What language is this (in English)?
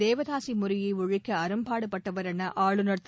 Tamil